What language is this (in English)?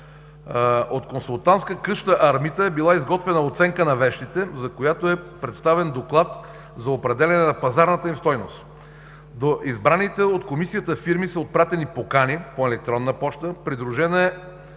Bulgarian